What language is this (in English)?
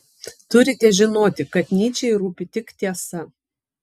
Lithuanian